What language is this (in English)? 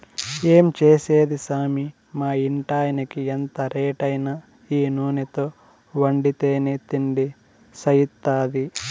Telugu